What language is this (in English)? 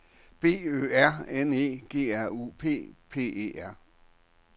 Danish